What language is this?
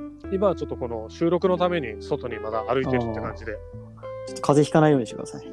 Japanese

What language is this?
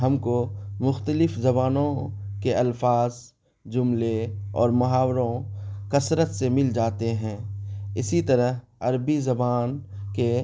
Urdu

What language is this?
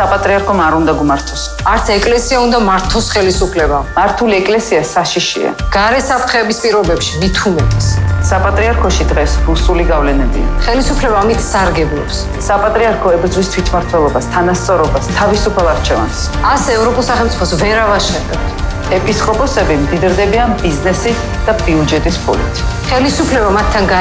Georgian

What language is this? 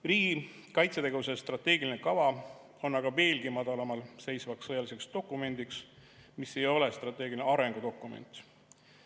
Estonian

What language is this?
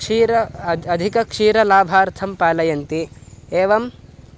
Sanskrit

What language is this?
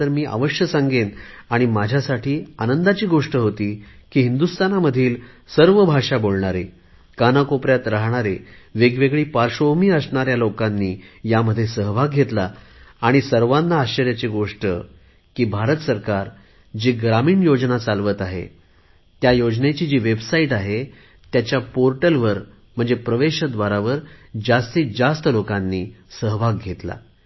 Marathi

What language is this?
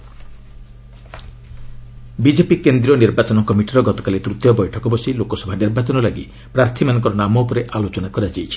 Odia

